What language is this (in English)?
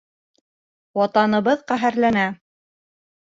Bashkir